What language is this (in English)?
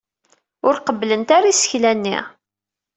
Kabyle